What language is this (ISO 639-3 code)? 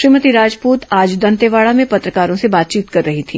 hin